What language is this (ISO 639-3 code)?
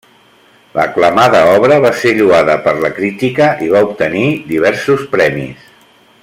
cat